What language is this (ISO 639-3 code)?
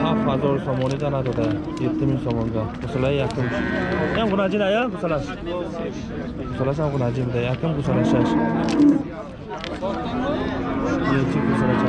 tur